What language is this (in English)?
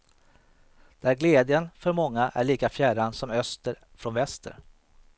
Swedish